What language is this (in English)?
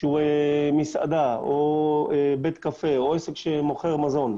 Hebrew